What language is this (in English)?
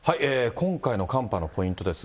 Japanese